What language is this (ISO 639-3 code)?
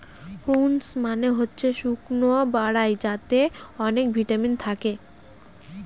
ben